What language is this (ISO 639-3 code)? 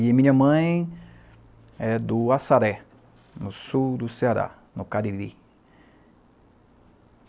por